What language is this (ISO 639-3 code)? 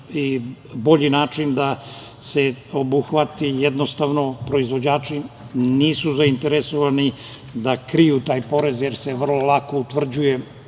srp